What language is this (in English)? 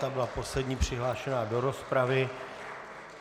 Czech